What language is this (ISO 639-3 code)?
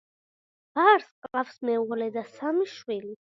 kat